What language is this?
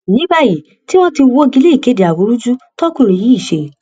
Yoruba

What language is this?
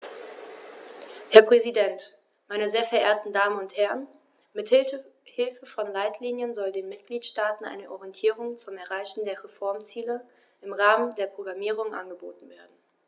German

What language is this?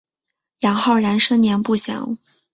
Chinese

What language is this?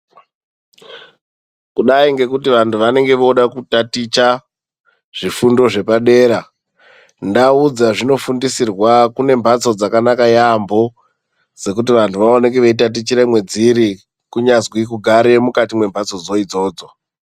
Ndau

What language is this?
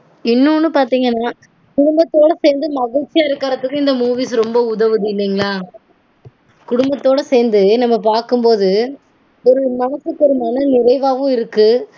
Tamil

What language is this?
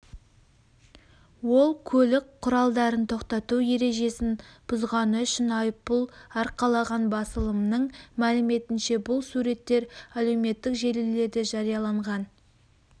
Kazakh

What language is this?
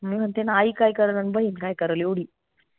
Marathi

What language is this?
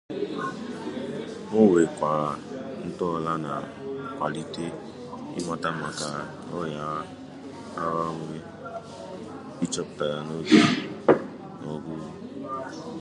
Igbo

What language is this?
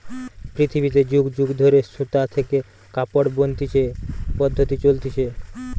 Bangla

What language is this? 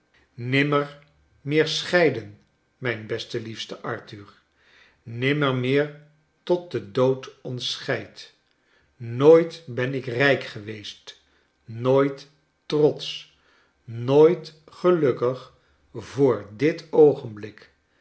Dutch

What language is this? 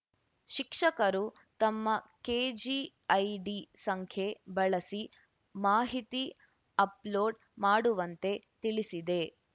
Kannada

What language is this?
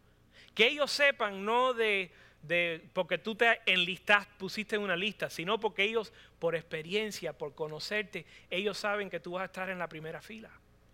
Spanish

